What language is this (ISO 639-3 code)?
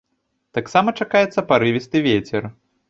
bel